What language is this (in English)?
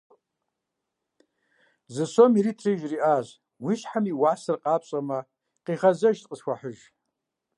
Kabardian